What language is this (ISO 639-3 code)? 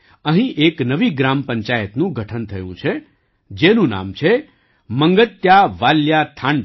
guj